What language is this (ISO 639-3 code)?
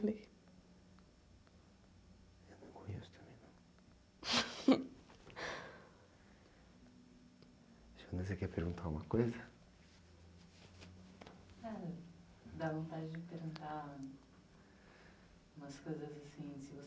por